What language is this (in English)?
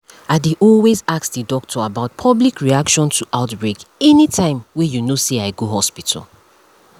Nigerian Pidgin